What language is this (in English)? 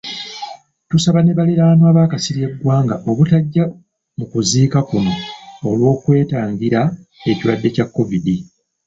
Ganda